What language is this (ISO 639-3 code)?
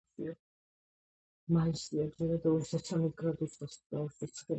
kat